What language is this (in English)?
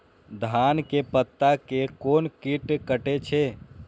Maithili